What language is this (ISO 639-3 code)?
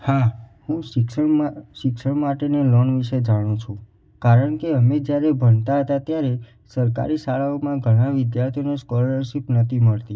guj